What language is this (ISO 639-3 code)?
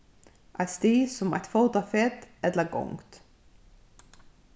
fao